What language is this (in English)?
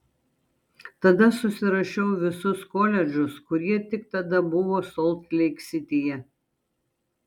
Lithuanian